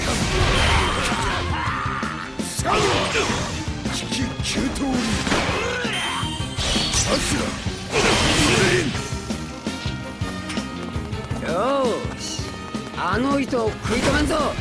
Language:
Japanese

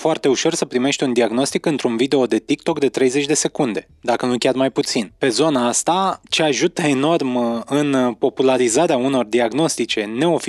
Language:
Romanian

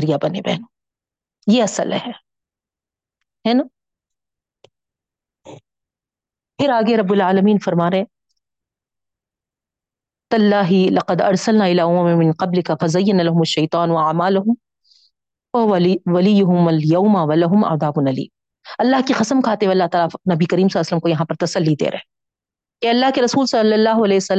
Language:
Urdu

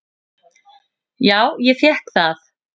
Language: Icelandic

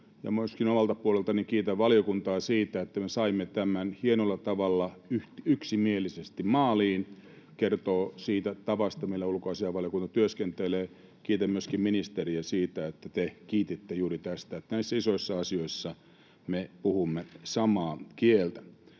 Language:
Finnish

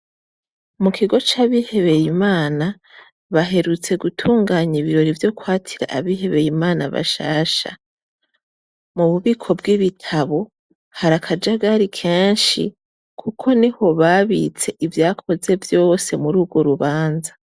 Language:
Rundi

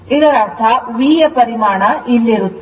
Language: Kannada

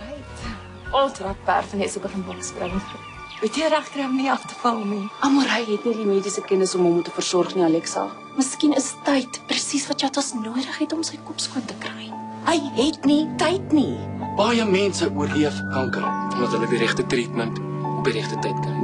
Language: Dutch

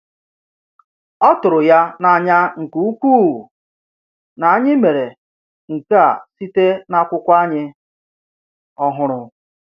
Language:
Igbo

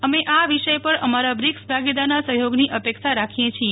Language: Gujarati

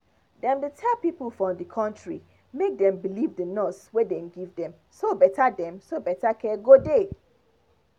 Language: Nigerian Pidgin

